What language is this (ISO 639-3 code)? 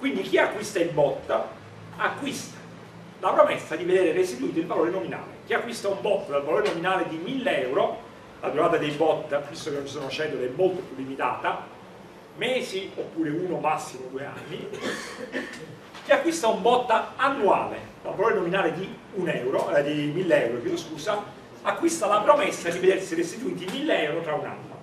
ita